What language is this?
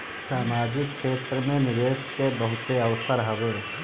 Bhojpuri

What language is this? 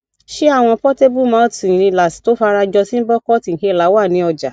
Yoruba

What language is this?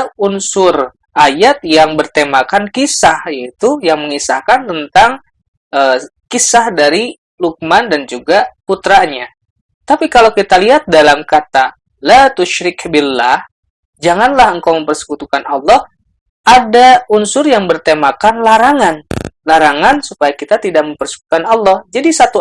Indonesian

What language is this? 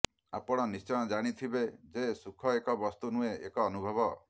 Odia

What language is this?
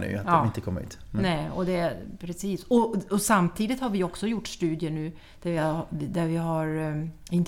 Swedish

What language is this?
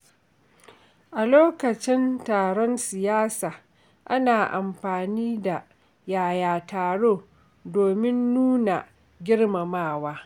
Hausa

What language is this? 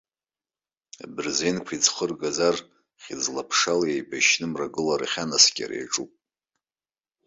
Abkhazian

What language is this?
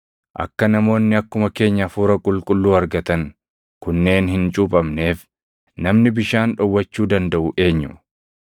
Oromo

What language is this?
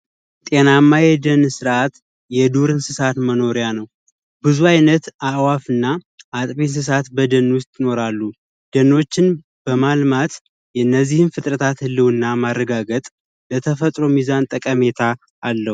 Amharic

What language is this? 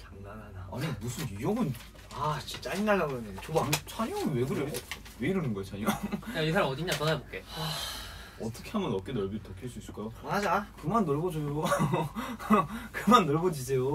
Korean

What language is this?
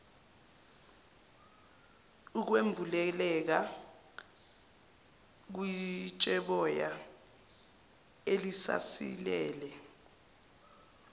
Zulu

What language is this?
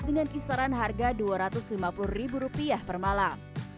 Indonesian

